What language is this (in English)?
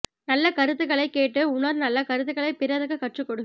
Tamil